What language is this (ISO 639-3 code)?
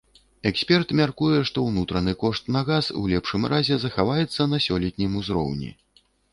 bel